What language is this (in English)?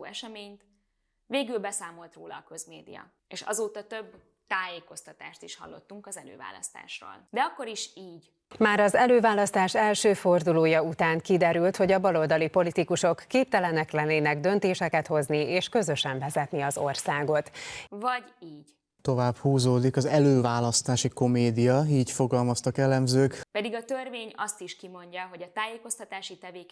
Hungarian